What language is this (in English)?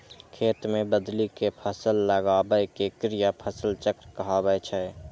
Maithili